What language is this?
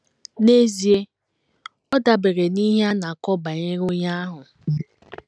Igbo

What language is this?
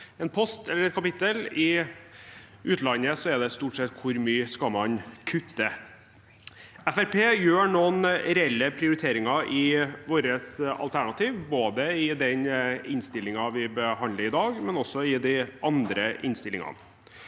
Norwegian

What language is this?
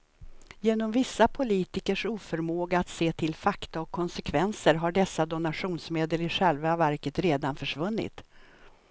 Swedish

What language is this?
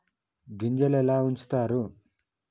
Telugu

